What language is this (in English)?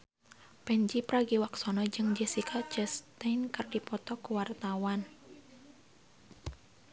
Sundanese